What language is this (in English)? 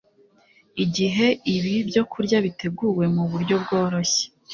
Kinyarwanda